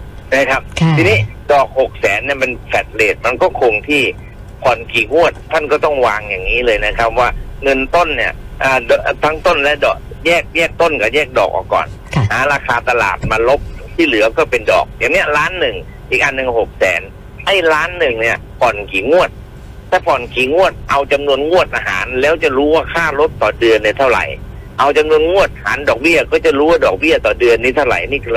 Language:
Thai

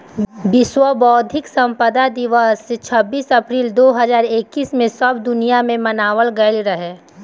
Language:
Bhojpuri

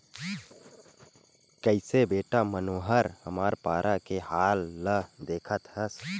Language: Chhattisgarhi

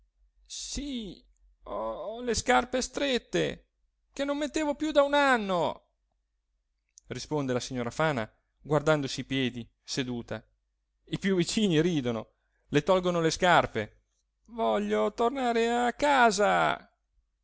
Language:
Italian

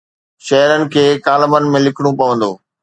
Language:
Sindhi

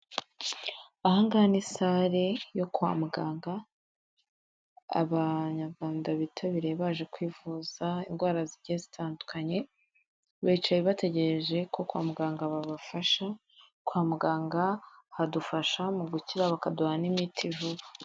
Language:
Kinyarwanda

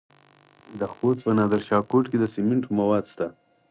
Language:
Pashto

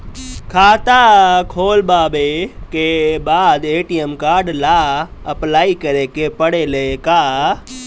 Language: Bhojpuri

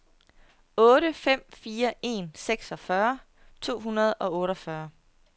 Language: Danish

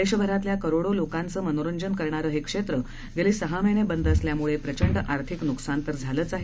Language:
Marathi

